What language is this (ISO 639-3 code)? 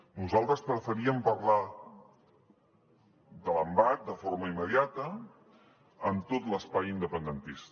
cat